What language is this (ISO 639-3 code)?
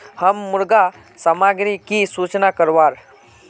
mag